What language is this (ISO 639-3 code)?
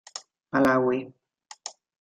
cat